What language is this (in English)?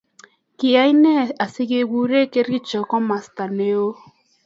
Kalenjin